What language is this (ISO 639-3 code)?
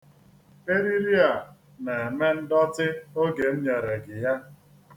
ibo